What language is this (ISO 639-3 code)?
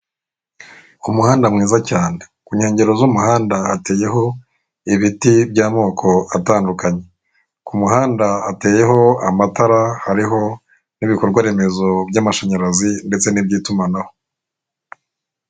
kin